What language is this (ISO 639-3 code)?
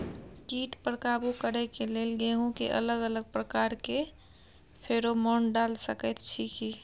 mai